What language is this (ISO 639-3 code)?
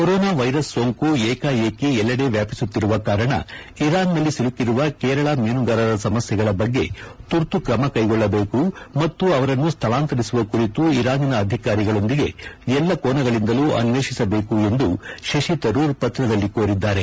kan